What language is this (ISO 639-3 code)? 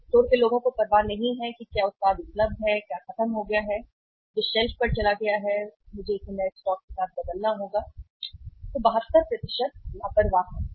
hin